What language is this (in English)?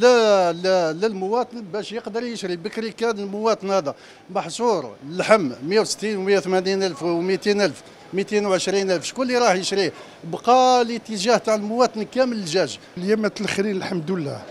Arabic